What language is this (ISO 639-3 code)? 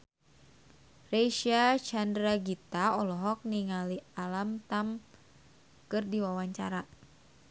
sun